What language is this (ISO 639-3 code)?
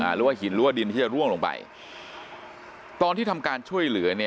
tha